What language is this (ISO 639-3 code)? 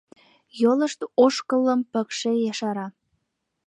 chm